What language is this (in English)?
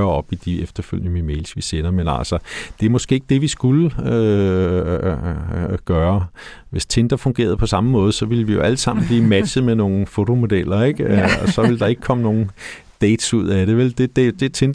Danish